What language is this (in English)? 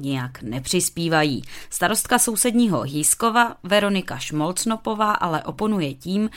Czech